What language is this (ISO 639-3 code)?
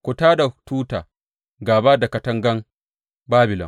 hau